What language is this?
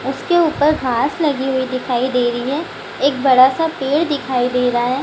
Hindi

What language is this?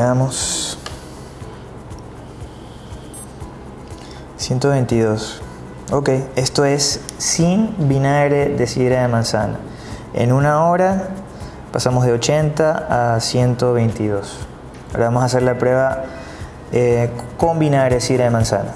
Spanish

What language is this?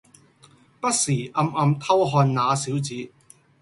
Cantonese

